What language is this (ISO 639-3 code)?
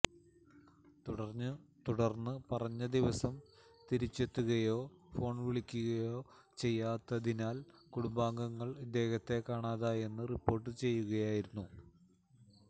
mal